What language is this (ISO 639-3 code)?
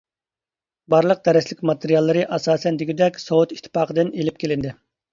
uig